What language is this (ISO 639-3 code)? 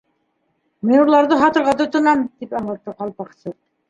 bak